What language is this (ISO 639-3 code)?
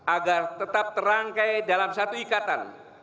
ind